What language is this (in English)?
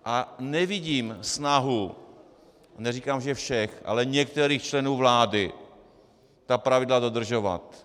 Czech